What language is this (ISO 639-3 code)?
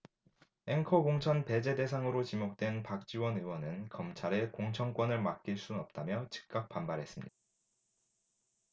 kor